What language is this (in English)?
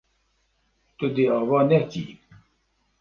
Kurdish